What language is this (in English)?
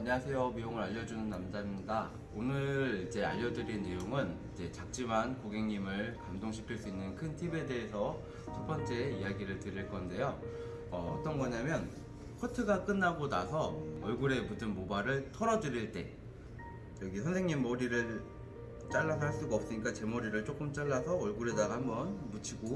Korean